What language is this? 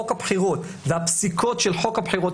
Hebrew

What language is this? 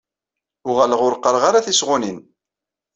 Kabyle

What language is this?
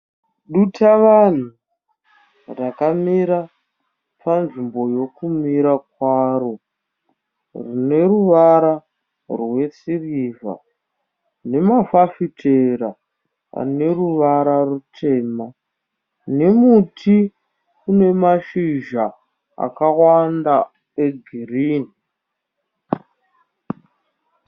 Shona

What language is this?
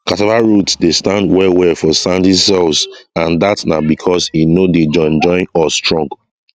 Nigerian Pidgin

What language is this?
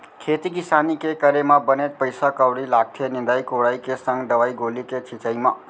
Chhattisgarhi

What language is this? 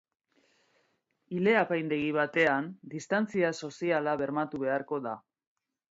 Basque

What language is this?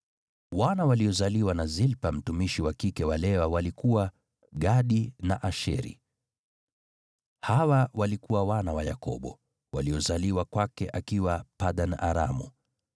Swahili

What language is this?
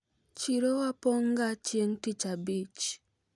Luo (Kenya and Tanzania)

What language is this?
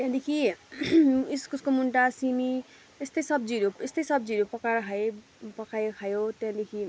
Nepali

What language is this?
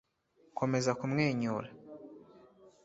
Kinyarwanda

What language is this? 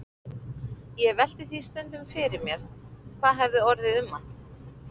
Icelandic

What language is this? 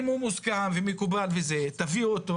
Hebrew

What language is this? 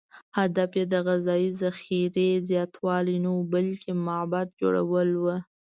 Pashto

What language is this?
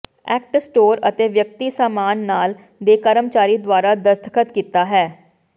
Punjabi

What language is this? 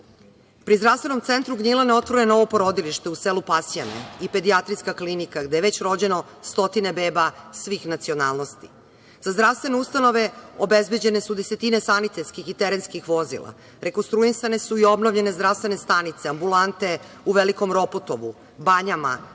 Serbian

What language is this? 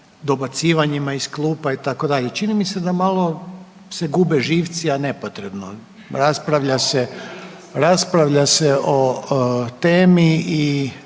Croatian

